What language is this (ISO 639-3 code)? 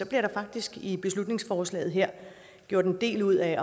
dan